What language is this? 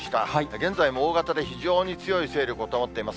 Japanese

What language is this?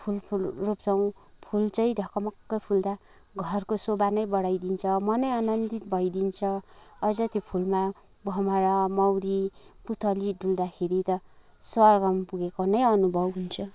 Nepali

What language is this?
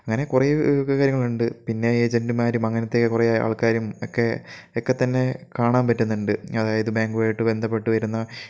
Malayalam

